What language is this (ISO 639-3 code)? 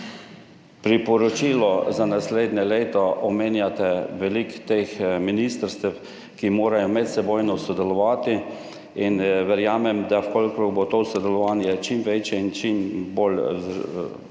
slv